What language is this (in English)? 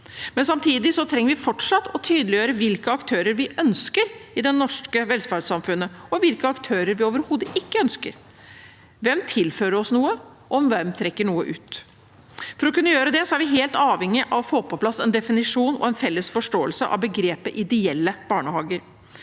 Norwegian